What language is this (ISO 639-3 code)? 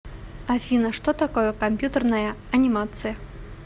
rus